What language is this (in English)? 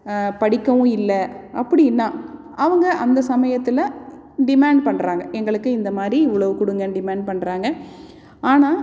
Tamil